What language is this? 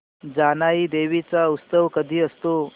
Marathi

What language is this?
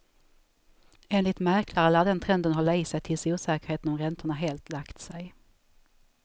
Swedish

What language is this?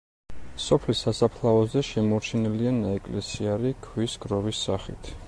Georgian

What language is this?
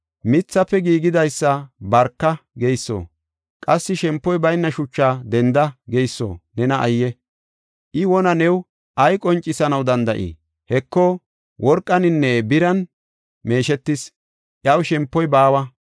Gofa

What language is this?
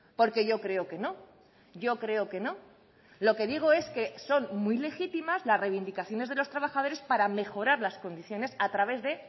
Spanish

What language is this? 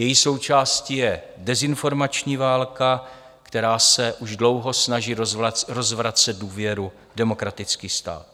Czech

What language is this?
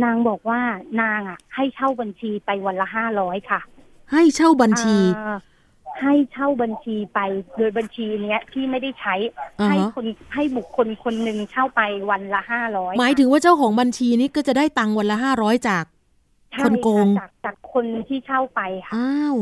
Thai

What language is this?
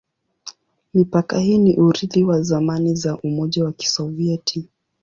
Swahili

